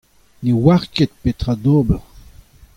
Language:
Breton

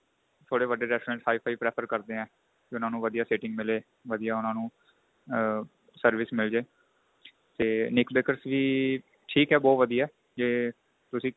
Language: Punjabi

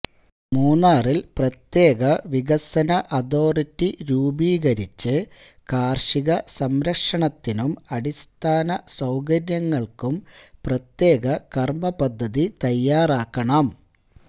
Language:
Malayalam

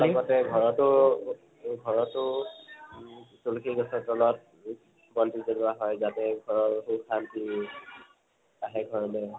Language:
Assamese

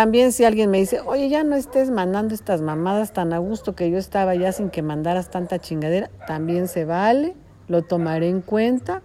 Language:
Spanish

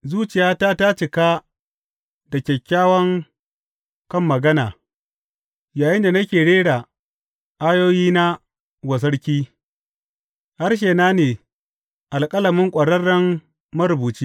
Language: Hausa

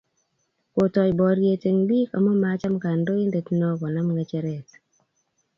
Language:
Kalenjin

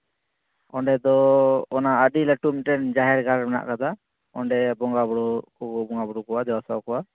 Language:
Santali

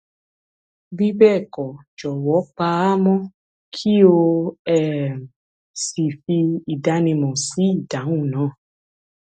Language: Yoruba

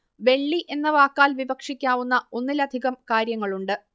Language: Malayalam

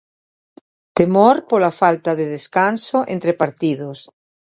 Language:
Galician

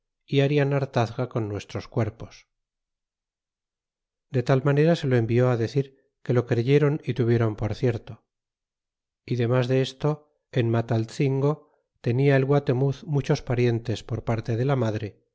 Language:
Spanish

